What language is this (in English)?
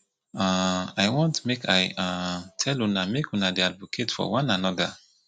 Nigerian Pidgin